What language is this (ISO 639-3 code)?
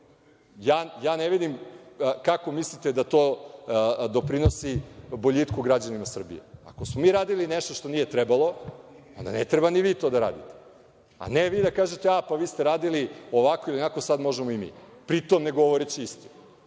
srp